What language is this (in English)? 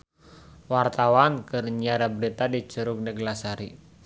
Sundanese